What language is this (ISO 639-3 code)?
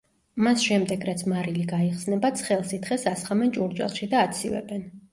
kat